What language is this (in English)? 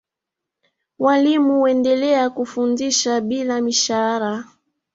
Swahili